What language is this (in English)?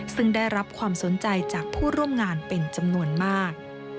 Thai